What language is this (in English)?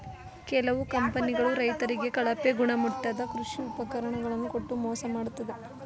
Kannada